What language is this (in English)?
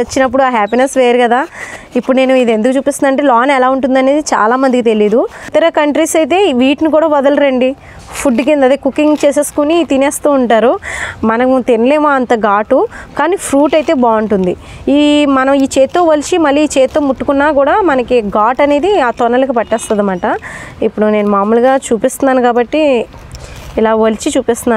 Arabic